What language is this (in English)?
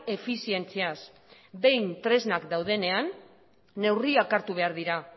Basque